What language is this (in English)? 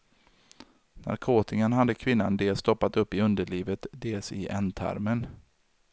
Swedish